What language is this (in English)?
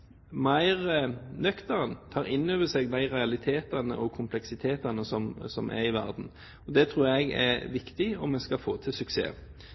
Norwegian Bokmål